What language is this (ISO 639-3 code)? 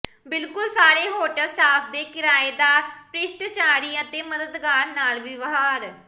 pan